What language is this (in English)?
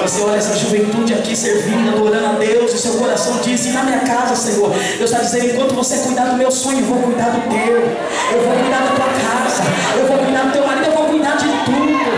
Portuguese